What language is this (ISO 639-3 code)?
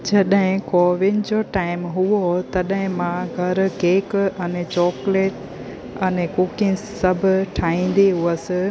snd